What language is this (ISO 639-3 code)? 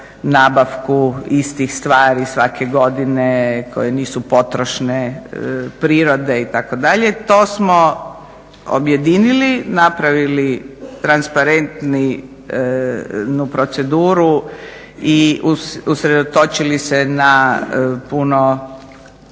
hrv